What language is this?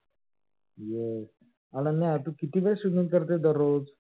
Marathi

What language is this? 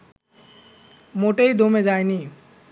Bangla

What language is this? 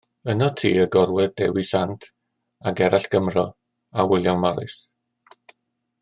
Welsh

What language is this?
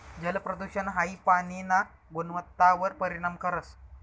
Marathi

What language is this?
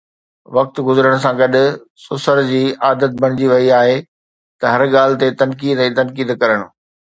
Sindhi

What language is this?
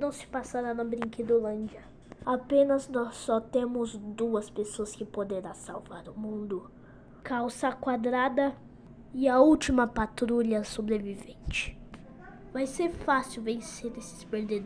Portuguese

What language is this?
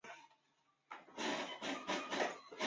Chinese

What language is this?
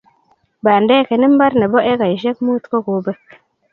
Kalenjin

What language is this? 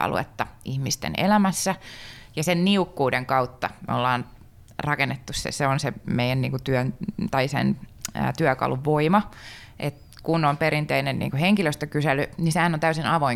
Finnish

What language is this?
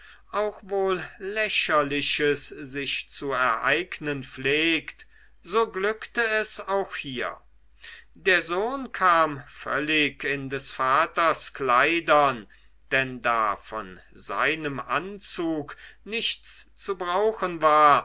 German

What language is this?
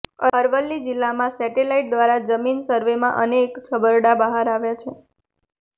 Gujarati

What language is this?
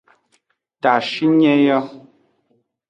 Aja (Benin)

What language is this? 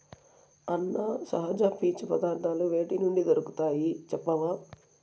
Telugu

